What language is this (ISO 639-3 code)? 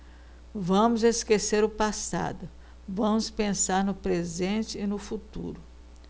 por